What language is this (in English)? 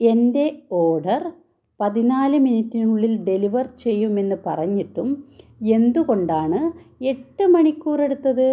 Malayalam